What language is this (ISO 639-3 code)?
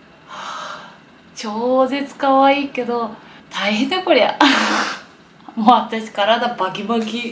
jpn